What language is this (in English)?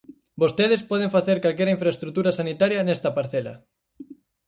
Galician